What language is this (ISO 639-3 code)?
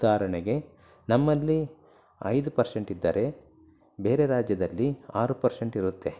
kan